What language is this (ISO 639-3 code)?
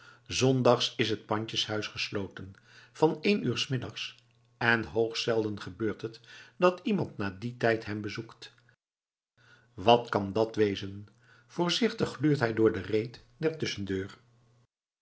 nld